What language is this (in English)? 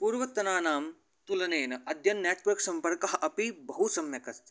Sanskrit